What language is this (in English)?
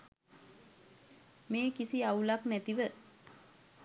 Sinhala